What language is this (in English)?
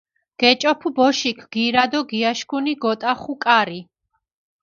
Mingrelian